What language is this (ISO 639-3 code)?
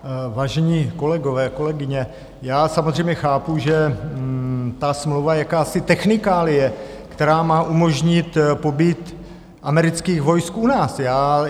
ces